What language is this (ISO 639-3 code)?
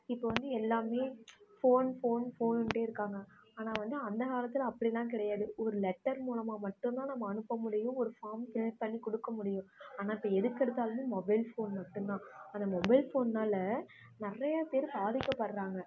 tam